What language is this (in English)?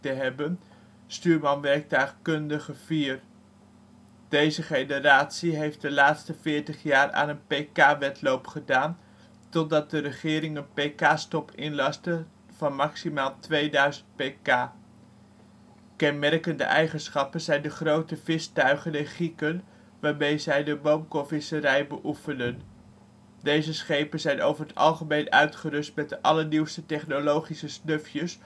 Dutch